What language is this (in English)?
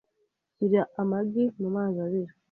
Kinyarwanda